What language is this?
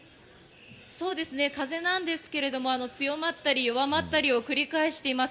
Japanese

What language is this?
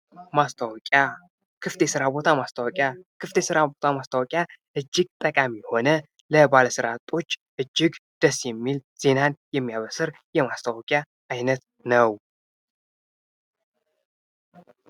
Amharic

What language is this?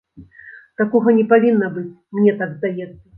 Belarusian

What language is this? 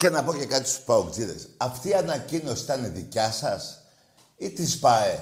Greek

